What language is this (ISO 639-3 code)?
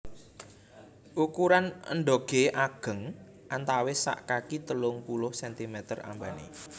jav